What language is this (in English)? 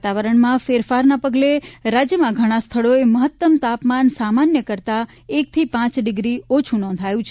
Gujarati